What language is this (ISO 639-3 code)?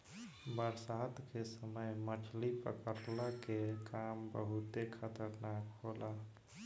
bho